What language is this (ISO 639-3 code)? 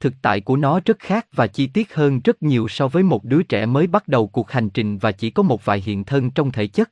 vie